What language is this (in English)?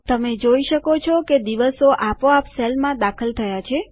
Gujarati